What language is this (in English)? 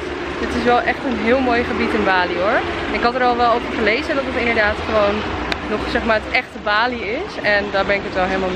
Dutch